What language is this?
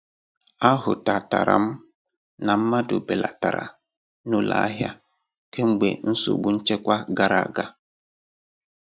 Igbo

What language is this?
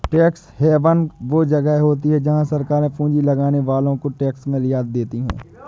Hindi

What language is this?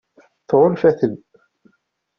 Kabyle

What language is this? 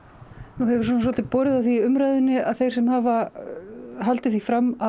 Icelandic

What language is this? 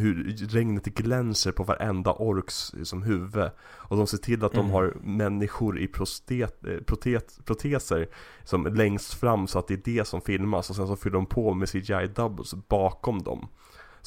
Swedish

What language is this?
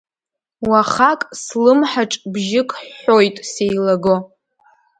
Abkhazian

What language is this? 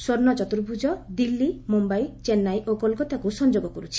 Odia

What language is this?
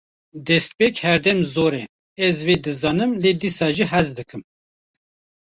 Kurdish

